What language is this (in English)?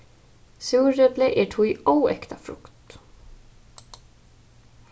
Faroese